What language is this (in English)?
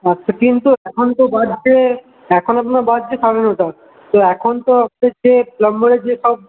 Bangla